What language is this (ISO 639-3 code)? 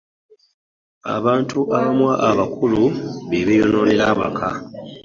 lug